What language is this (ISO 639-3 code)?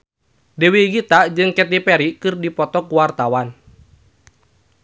sun